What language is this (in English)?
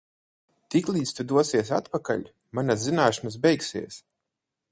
Latvian